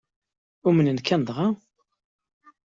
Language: Kabyle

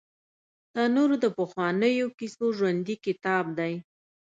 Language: Pashto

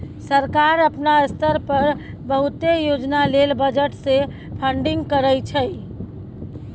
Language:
Maithili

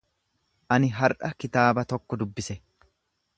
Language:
Oromo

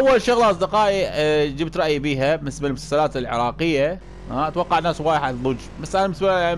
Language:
Arabic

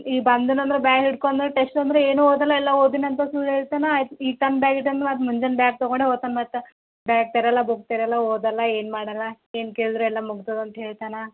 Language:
Kannada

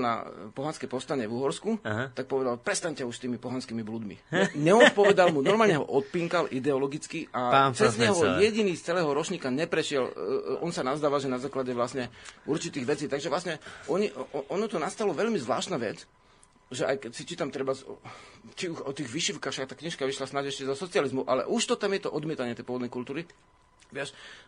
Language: Slovak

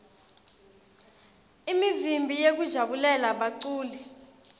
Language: Swati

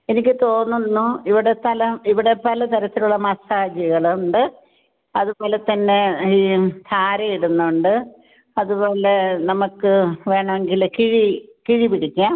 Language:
Malayalam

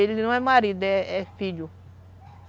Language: Portuguese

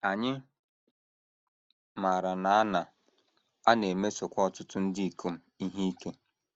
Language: Igbo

